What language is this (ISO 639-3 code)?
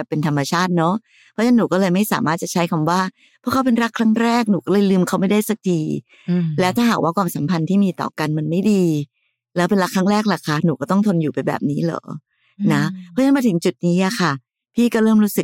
tha